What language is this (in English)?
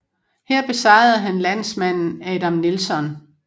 Danish